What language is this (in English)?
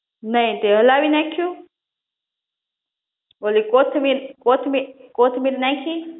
Gujarati